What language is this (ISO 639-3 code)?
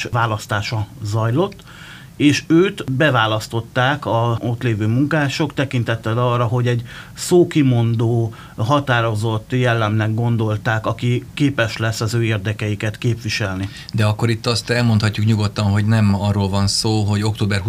hun